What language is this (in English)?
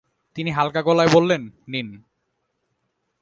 Bangla